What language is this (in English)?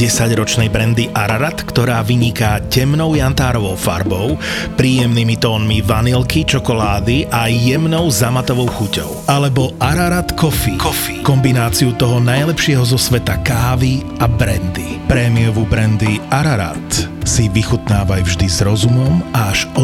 Slovak